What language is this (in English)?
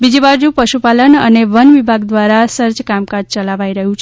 Gujarati